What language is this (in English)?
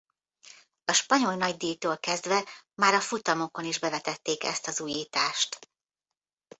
Hungarian